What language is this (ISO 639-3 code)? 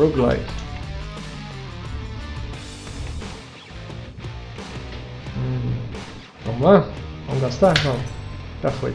por